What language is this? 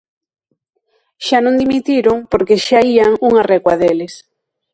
Galician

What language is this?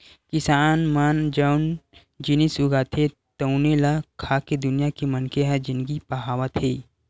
Chhattisgarhi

